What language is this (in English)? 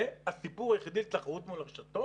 Hebrew